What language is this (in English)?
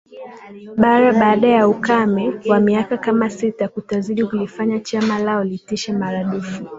Swahili